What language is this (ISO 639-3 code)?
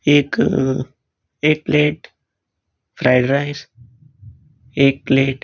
kok